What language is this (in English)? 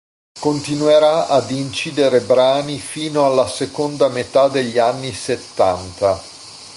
Italian